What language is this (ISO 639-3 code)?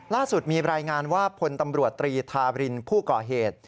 tha